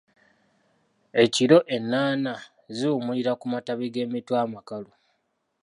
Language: Ganda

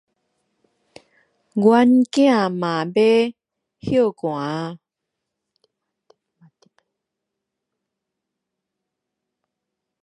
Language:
Min Nan Chinese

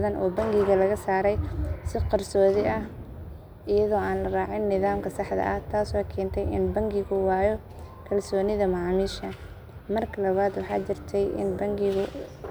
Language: Somali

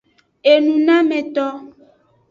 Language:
Aja (Benin)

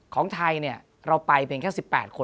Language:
Thai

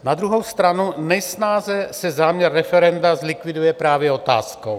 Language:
Czech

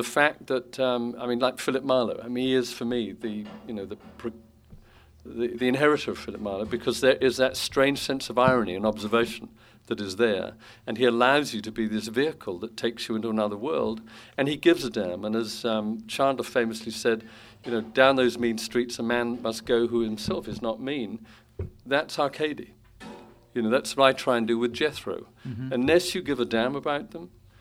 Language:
English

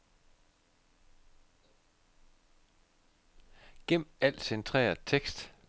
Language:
Danish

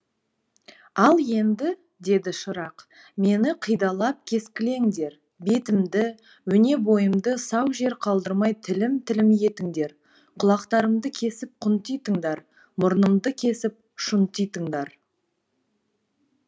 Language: Kazakh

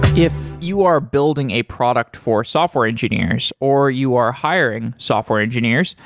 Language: English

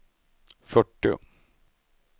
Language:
Swedish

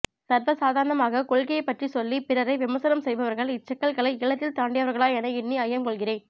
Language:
Tamil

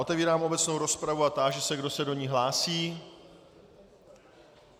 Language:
Czech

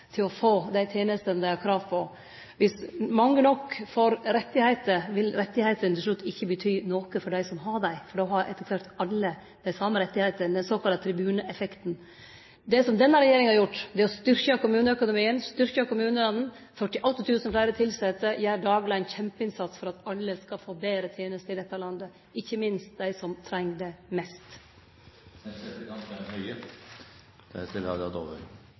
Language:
Norwegian Nynorsk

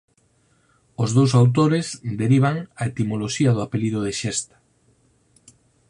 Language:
Galician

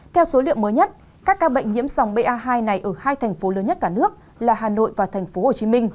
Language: Vietnamese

